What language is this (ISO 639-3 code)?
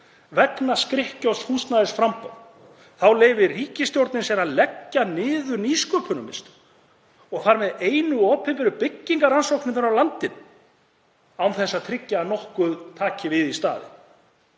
isl